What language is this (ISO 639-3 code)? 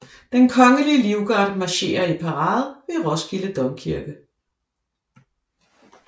dan